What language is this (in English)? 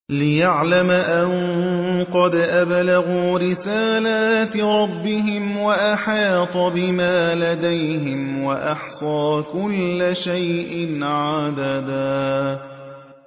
Arabic